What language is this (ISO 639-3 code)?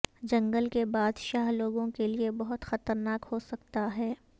urd